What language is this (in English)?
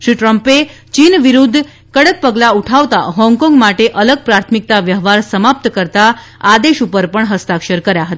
Gujarati